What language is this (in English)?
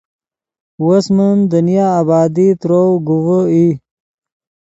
Yidgha